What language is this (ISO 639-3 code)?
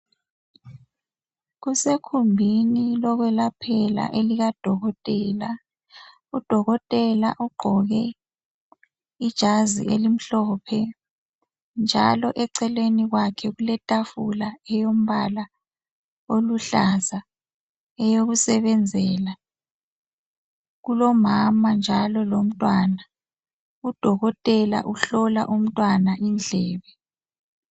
nde